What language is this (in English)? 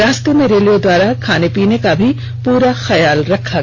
Hindi